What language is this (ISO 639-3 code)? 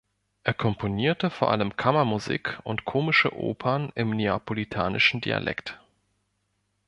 deu